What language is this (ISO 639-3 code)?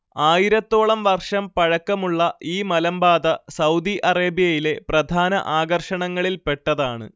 mal